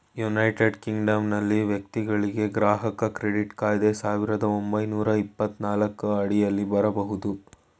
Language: Kannada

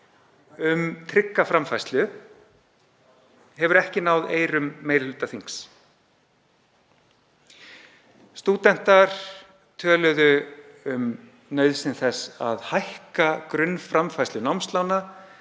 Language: Icelandic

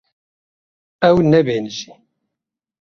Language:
Kurdish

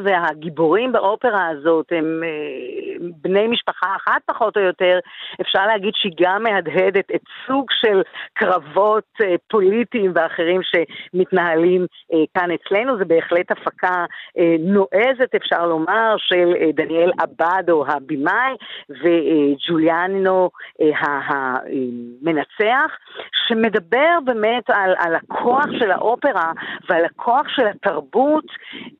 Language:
Hebrew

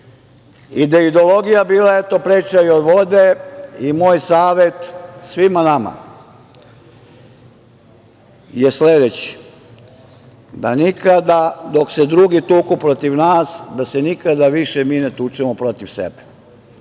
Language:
Serbian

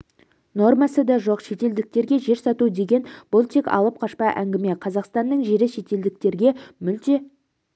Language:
Kazakh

